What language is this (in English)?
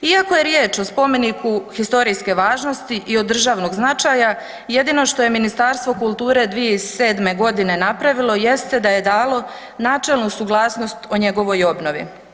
Croatian